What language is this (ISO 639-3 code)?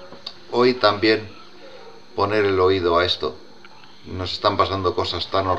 spa